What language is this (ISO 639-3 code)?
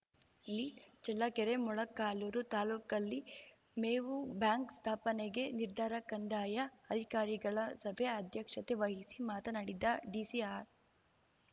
kan